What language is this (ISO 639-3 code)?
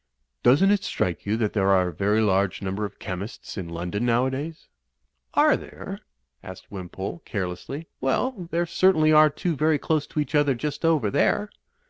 eng